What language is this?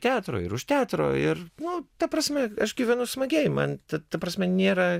Lithuanian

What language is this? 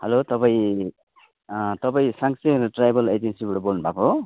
Nepali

